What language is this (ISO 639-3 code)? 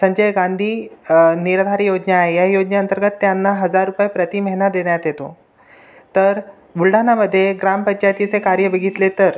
mar